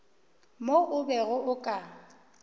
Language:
Northern Sotho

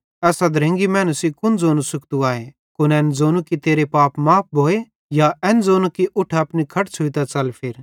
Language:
Bhadrawahi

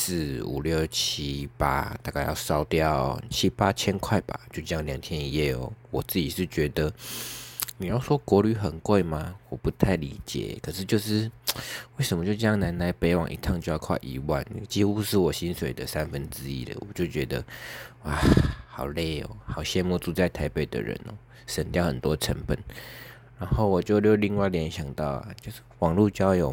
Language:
Chinese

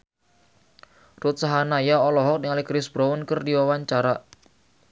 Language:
Sundanese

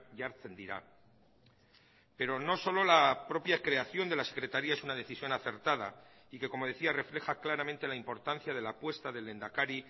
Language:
Spanish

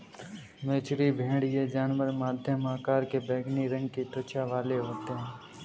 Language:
Hindi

